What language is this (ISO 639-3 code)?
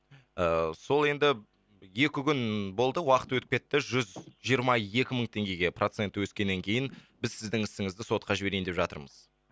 kaz